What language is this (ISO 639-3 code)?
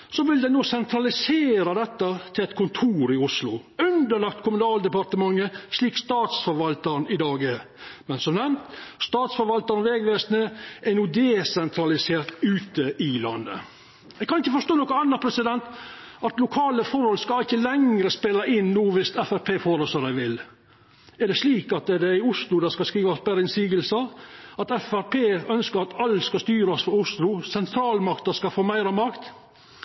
nno